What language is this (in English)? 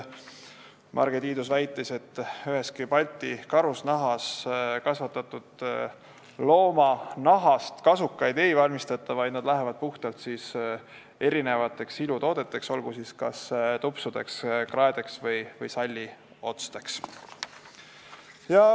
Estonian